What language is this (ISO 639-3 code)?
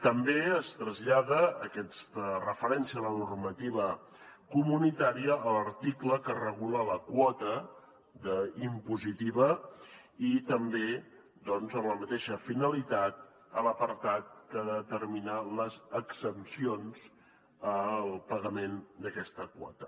cat